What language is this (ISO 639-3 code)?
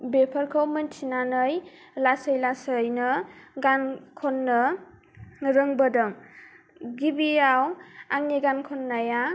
brx